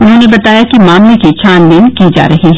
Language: Hindi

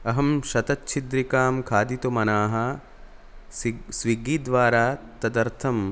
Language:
Sanskrit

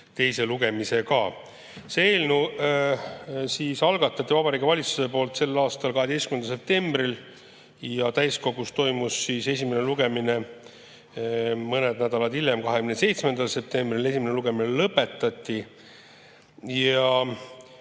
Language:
Estonian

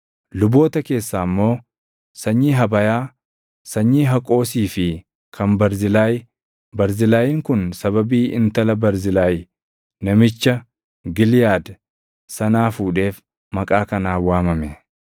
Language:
Oromo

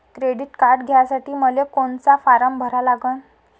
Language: Marathi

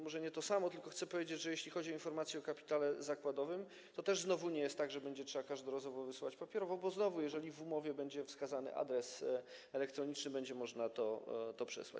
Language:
Polish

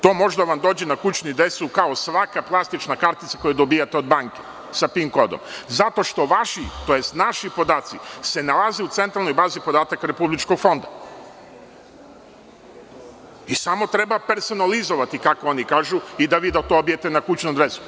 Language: Serbian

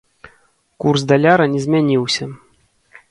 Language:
Belarusian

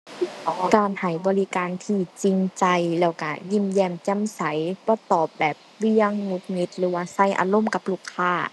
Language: Thai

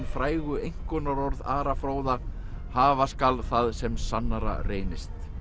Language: Icelandic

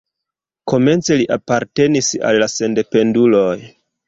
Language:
Esperanto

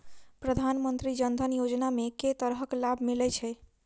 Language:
Maithili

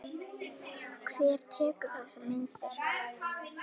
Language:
Icelandic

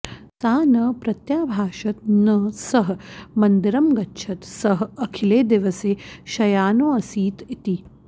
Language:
Sanskrit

